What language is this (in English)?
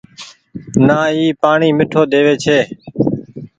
Goaria